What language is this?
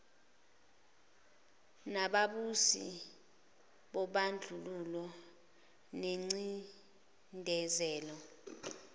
Zulu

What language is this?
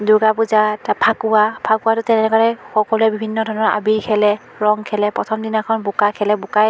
Assamese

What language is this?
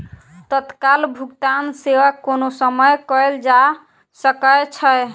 Maithili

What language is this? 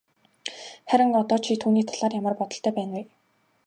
Mongolian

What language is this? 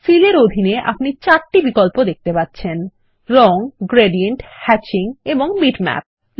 Bangla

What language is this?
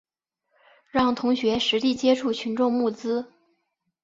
Chinese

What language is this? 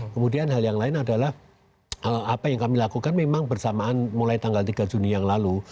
Indonesian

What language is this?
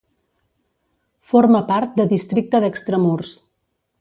Catalan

